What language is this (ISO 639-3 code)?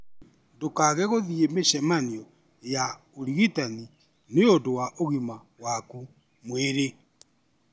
kik